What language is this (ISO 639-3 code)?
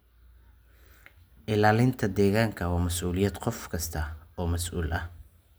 som